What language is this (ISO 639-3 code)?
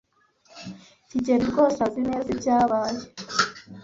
kin